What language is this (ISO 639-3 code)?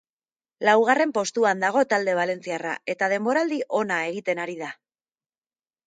eus